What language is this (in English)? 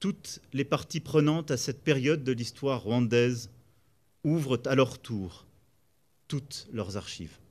French